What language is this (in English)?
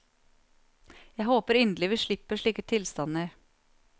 Norwegian